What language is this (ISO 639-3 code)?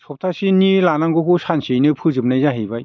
brx